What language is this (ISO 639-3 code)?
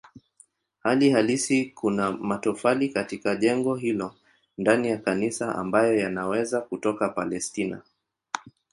swa